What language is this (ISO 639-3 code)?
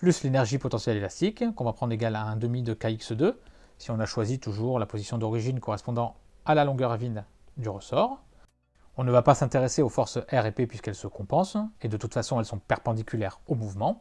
fra